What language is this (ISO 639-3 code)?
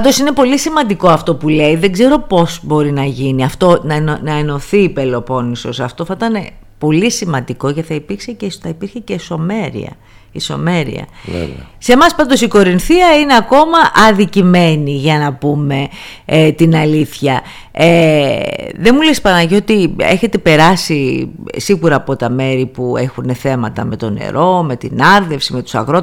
ell